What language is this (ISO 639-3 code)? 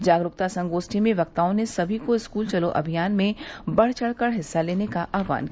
hin